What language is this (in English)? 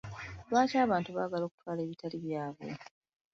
Ganda